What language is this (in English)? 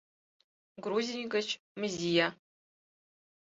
Mari